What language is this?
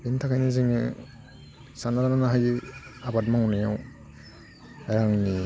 Bodo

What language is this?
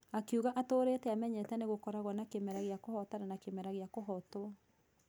Kikuyu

